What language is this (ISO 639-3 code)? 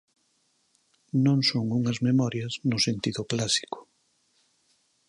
glg